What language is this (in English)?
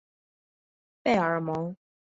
Chinese